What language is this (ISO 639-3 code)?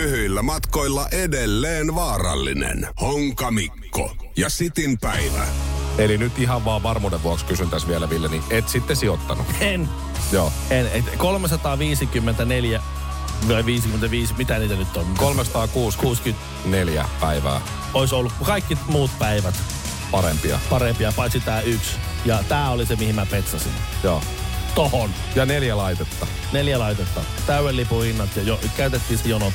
fin